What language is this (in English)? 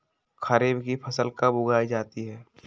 Magahi